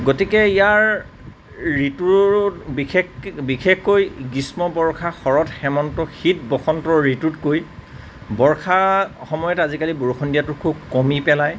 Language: Assamese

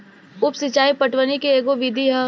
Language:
Bhojpuri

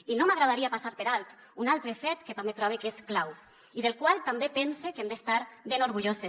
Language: Catalan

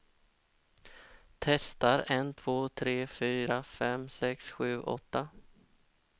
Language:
Swedish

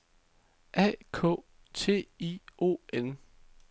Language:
Danish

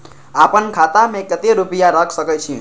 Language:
Maithili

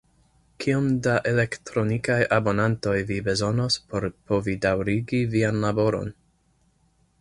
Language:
Esperanto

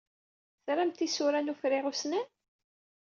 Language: Kabyle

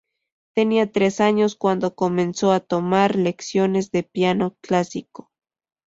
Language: Spanish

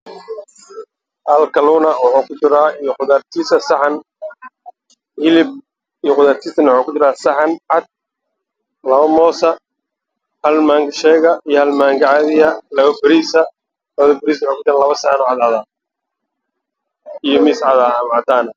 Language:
Somali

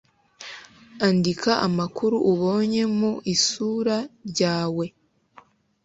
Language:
Kinyarwanda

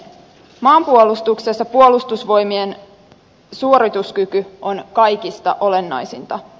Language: Finnish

